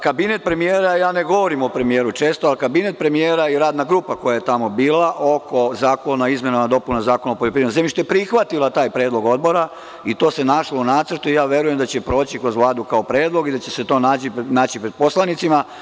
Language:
Serbian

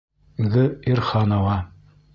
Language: Bashkir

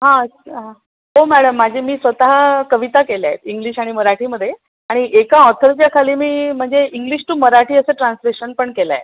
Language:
Marathi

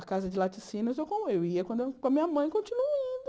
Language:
Portuguese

